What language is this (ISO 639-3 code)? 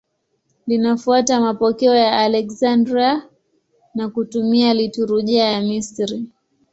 swa